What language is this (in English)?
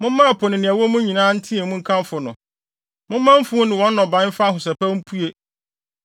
Akan